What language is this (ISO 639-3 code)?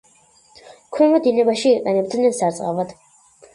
kat